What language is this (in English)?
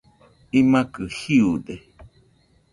Nüpode Huitoto